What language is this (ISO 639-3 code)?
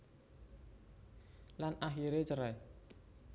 jav